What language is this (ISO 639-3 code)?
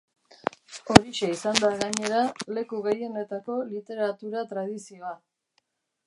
eus